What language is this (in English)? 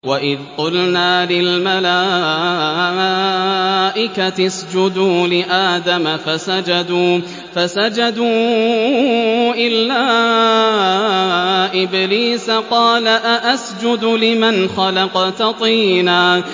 Arabic